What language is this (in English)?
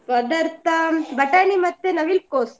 Kannada